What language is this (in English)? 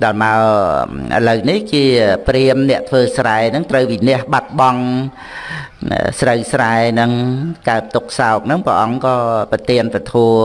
Vietnamese